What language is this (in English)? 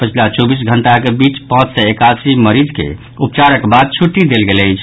Maithili